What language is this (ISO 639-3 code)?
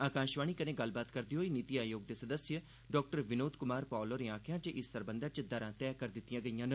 doi